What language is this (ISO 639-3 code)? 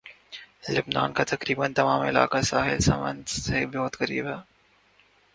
urd